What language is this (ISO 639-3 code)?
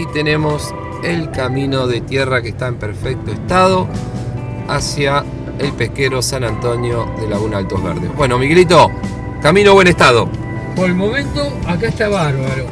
spa